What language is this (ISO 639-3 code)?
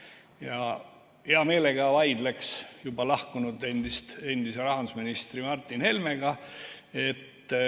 est